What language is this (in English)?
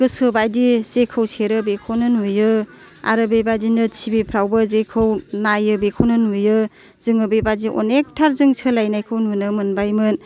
Bodo